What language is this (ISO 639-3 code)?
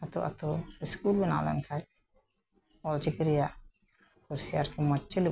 sat